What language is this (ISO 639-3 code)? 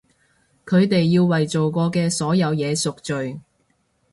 yue